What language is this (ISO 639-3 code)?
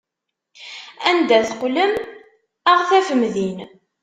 kab